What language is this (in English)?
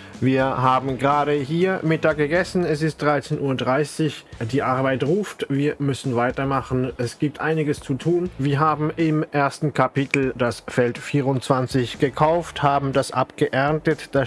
German